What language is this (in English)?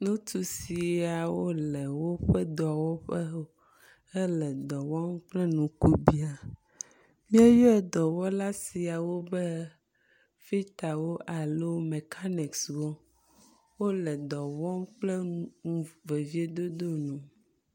Ewe